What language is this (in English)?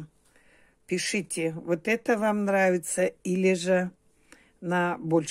Russian